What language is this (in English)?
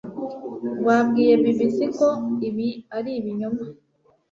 Kinyarwanda